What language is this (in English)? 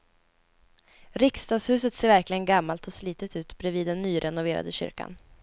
Swedish